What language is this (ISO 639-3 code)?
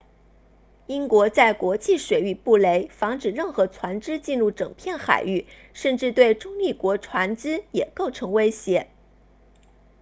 zho